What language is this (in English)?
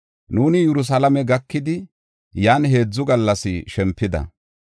Gofa